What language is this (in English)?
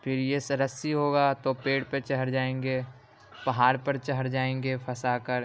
Urdu